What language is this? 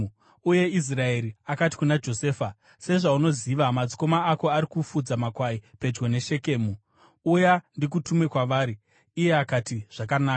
Shona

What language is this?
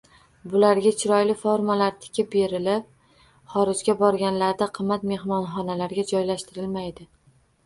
Uzbek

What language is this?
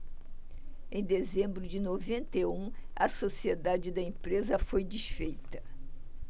Portuguese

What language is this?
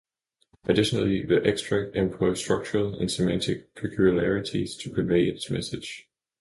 English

